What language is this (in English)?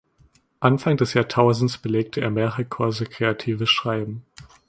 German